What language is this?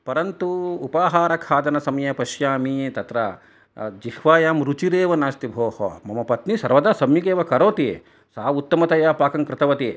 Sanskrit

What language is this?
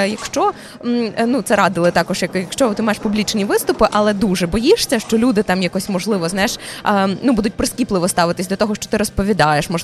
Ukrainian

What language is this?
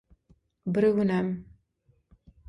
Turkmen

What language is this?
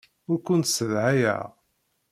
Kabyle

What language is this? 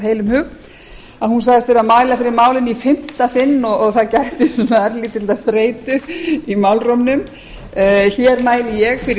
Icelandic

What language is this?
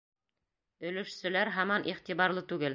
Bashkir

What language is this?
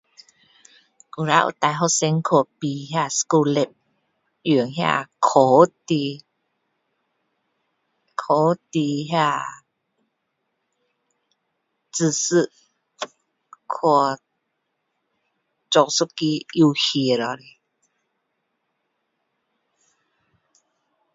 Min Dong Chinese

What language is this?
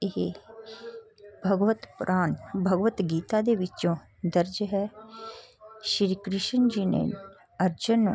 Punjabi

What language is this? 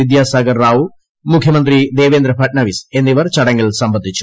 Malayalam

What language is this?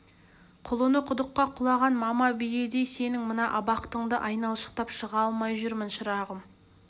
Kazakh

